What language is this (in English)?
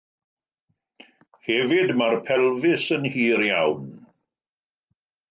Welsh